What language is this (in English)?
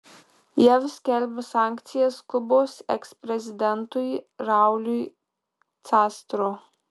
Lithuanian